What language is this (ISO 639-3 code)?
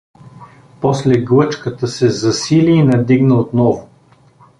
bul